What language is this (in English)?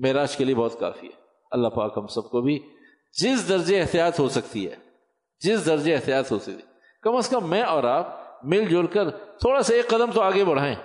Urdu